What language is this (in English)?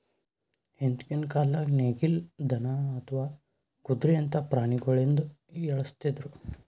Kannada